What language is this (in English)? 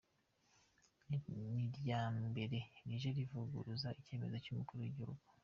Kinyarwanda